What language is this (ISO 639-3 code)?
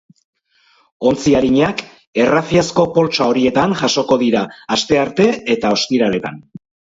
eus